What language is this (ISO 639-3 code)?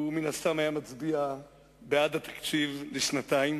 heb